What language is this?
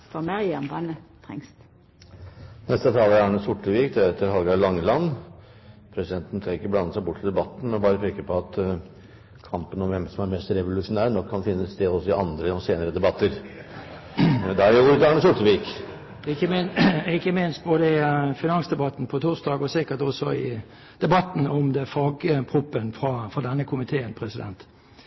Norwegian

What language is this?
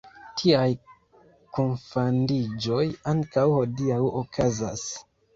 Esperanto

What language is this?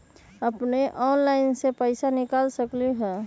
Magahi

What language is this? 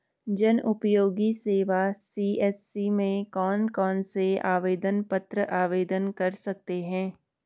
Hindi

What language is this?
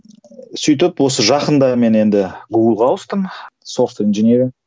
Kazakh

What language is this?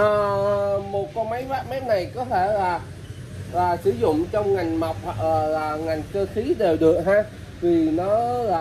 Vietnamese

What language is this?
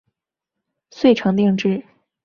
Chinese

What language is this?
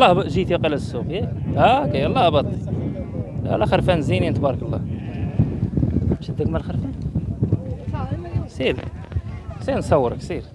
Arabic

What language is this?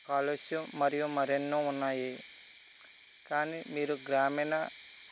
Telugu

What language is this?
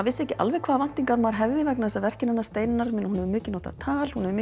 Icelandic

